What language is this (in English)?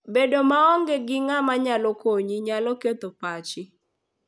Luo (Kenya and Tanzania)